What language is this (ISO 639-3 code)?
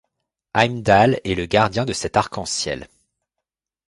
fra